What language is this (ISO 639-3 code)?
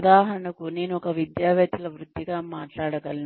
tel